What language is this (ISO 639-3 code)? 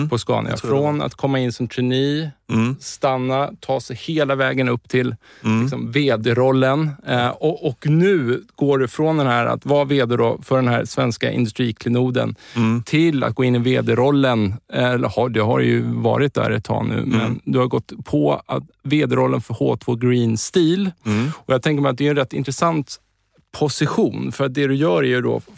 swe